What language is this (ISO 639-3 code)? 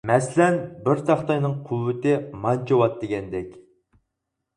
uig